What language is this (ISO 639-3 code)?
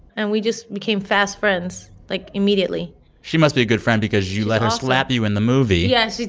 eng